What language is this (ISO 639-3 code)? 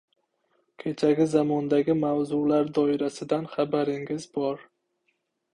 uzb